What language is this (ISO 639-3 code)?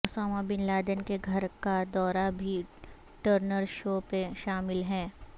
urd